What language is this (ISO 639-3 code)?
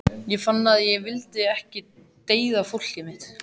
isl